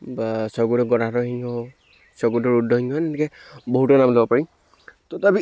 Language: Assamese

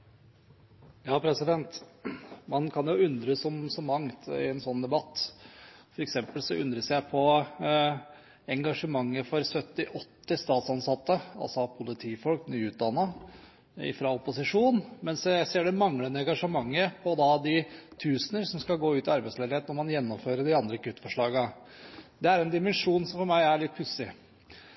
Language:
Norwegian Bokmål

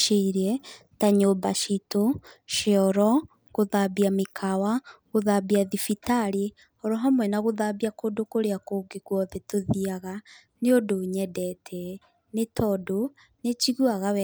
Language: Kikuyu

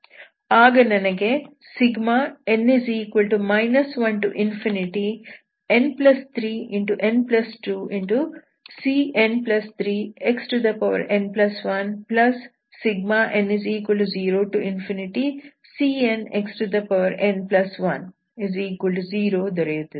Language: Kannada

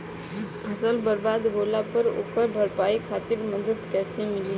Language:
Bhojpuri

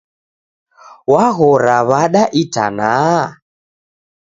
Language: Taita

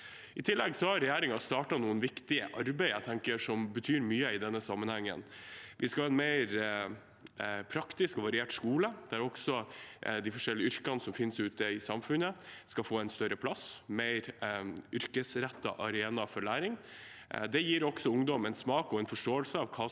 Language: Norwegian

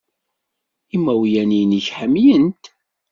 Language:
Kabyle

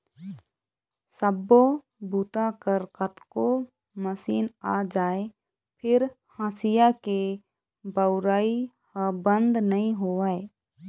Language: Chhattisgarhi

